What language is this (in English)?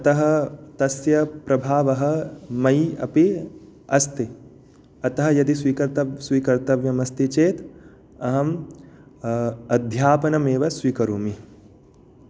Sanskrit